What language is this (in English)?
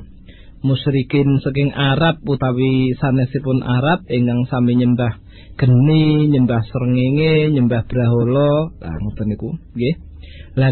Malay